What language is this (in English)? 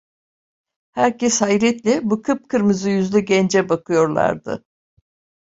Turkish